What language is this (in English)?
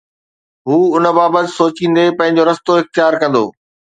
Sindhi